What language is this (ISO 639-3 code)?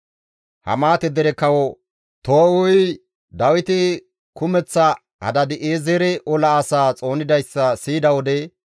gmv